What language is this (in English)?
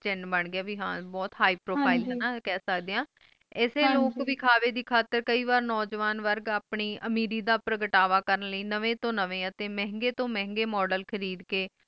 Punjabi